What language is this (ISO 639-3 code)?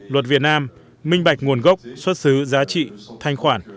vie